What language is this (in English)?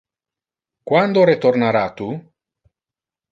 Interlingua